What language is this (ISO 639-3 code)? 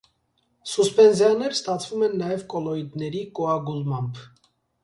hye